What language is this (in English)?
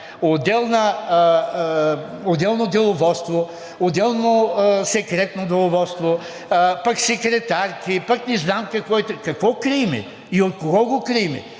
Bulgarian